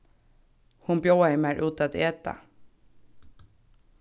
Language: Faroese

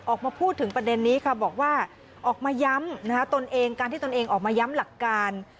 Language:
Thai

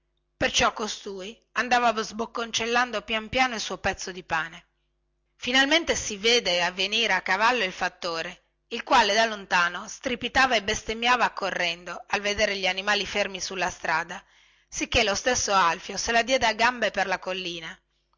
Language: Italian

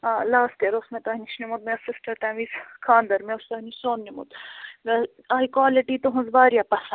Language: Kashmiri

